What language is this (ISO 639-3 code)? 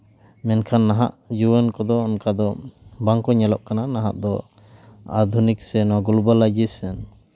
sat